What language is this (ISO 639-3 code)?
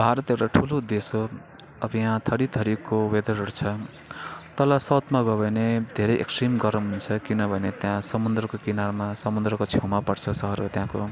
nep